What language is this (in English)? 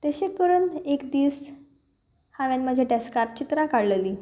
Konkani